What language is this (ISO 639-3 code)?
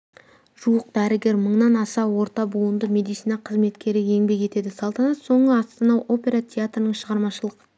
kaz